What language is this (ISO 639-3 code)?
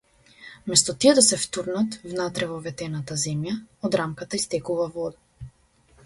mkd